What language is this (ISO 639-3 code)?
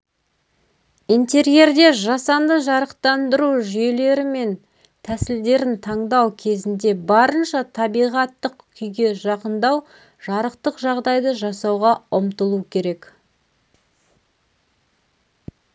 kaz